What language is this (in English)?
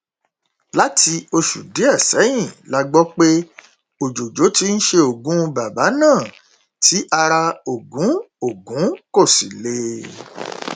Yoruba